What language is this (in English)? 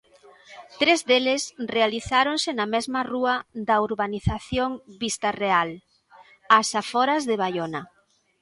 Galician